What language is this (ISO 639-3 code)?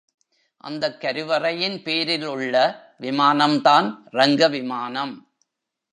tam